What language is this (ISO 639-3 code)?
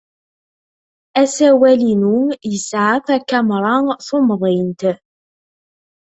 kab